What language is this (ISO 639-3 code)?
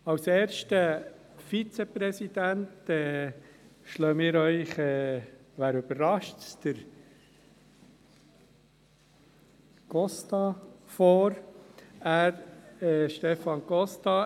gsw